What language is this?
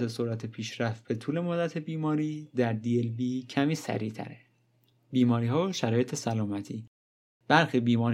Persian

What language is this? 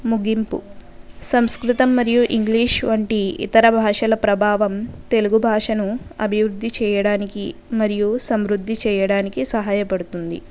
Telugu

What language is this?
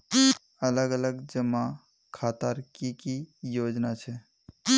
Magahi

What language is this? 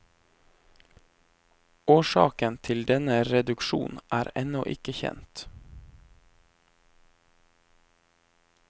Norwegian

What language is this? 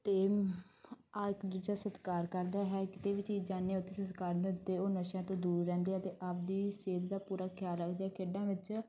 Punjabi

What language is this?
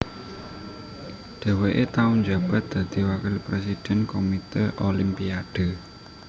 Javanese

